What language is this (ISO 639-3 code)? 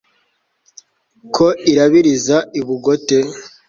kin